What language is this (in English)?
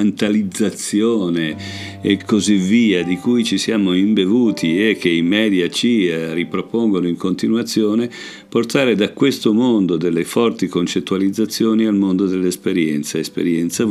Italian